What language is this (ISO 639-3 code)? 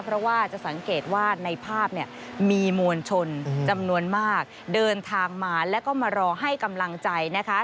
tha